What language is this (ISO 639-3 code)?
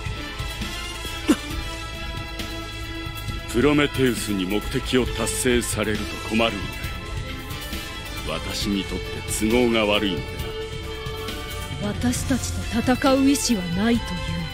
jpn